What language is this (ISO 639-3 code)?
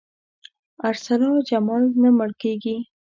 pus